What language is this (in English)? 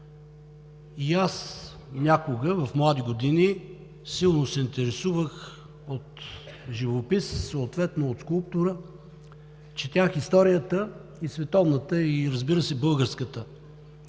Bulgarian